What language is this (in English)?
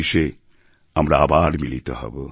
Bangla